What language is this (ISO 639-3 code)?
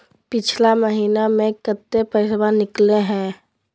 mag